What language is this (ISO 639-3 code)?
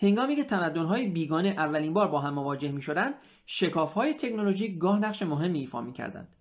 fas